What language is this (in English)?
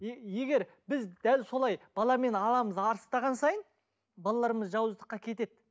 Kazakh